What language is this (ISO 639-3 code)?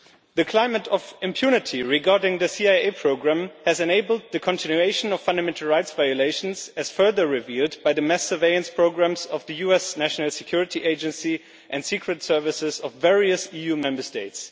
eng